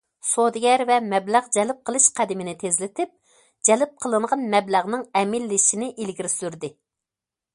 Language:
Uyghur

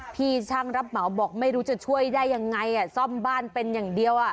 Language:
Thai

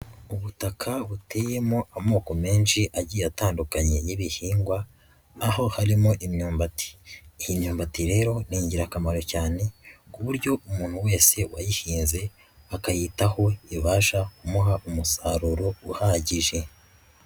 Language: Kinyarwanda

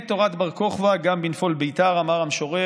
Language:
Hebrew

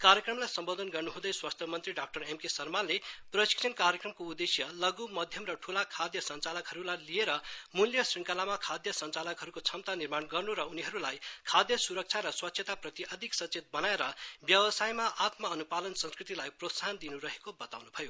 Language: Nepali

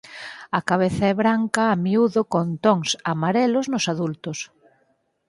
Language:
Galician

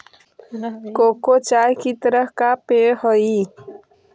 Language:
Magahi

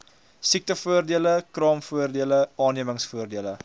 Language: Afrikaans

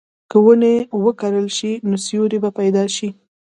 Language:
Pashto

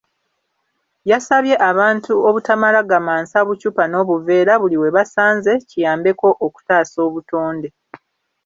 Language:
Ganda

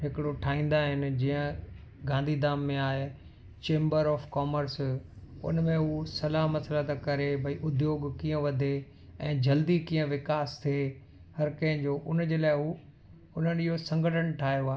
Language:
Sindhi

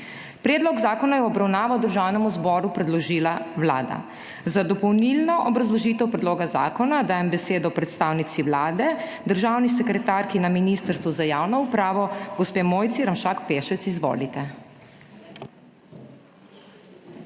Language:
Slovenian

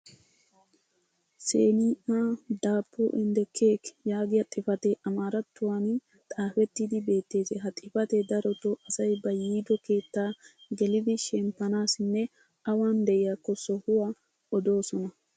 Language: Wolaytta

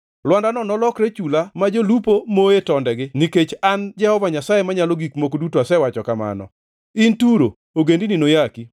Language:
Luo (Kenya and Tanzania)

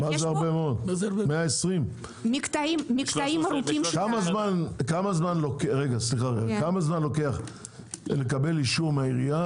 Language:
Hebrew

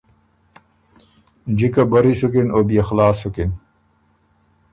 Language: Ormuri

